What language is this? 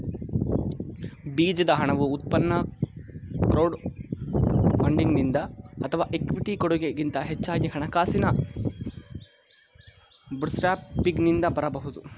Kannada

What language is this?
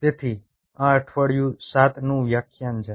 Gujarati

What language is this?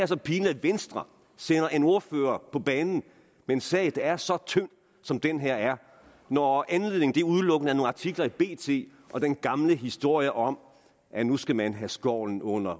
Danish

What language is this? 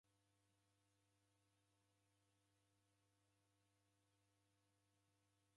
Taita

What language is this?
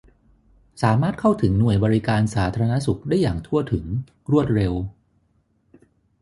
Thai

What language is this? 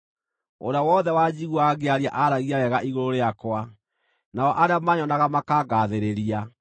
Kikuyu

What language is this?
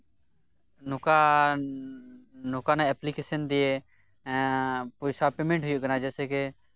Santali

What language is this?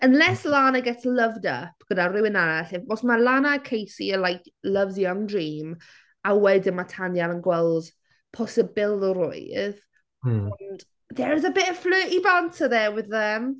Welsh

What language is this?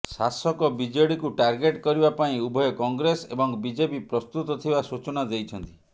Odia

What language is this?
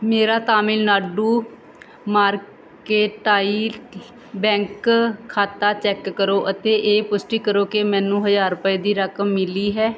Punjabi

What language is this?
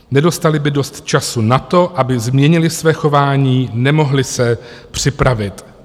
Czech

